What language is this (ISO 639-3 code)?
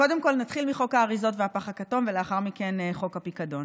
heb